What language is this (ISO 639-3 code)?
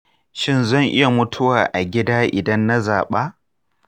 hau